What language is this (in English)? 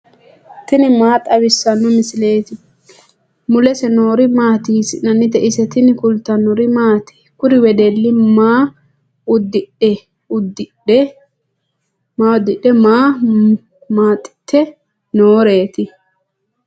Sidamo